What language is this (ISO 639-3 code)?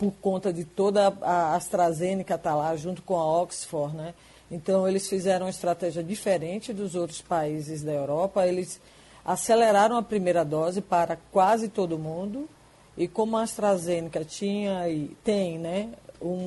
por